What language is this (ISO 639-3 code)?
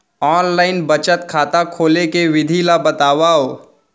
hne